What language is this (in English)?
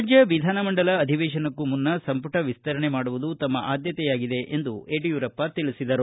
Kannada